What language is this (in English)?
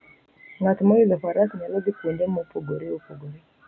Luo (Kenya and Tanzania)